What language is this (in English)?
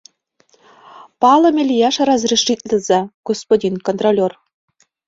Mari